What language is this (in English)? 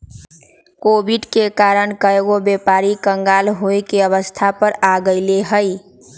Magahi